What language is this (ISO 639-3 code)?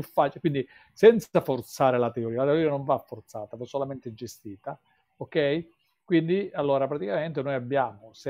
ita